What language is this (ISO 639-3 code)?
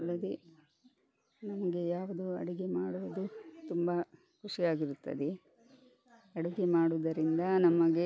kan